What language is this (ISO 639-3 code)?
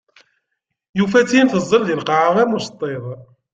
kab